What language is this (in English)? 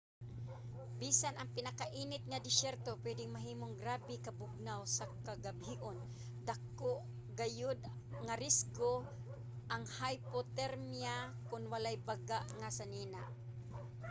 Cebuano